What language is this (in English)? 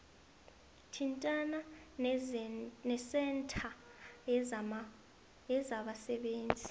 South Ndebele